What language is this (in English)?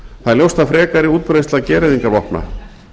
Icelandic